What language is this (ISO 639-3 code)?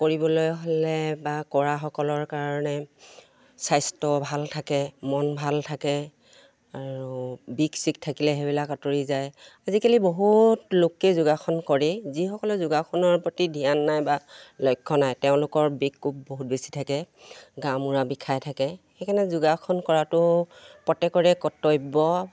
asm